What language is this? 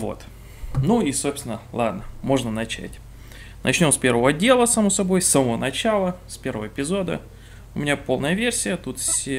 Russian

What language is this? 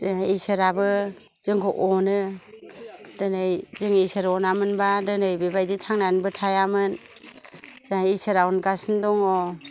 Bodo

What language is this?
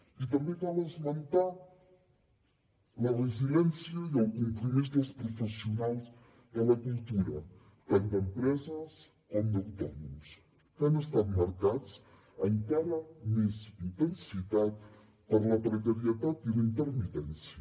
Catalan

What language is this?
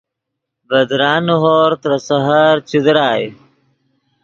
Yidgha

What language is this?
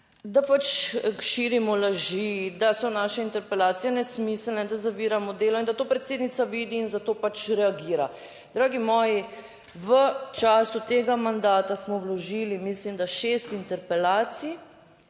Slovenian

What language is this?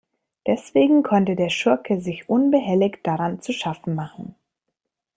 German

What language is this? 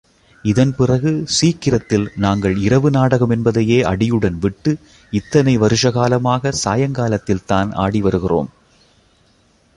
Tamil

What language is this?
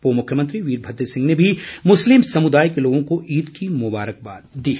Hindi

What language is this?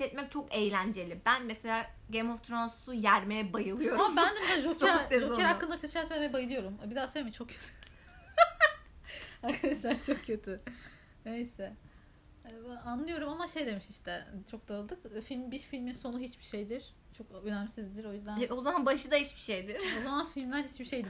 Turkish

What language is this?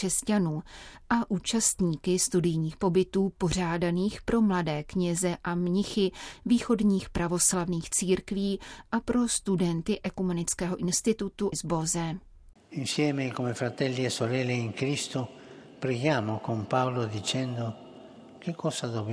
Czech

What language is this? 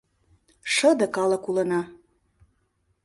Mari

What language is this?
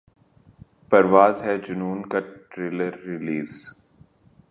Urdu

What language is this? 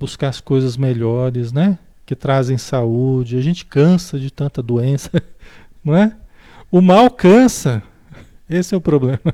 Portuguese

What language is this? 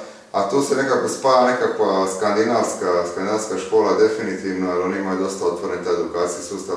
Slovenian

